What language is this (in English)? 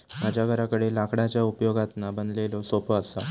Marathi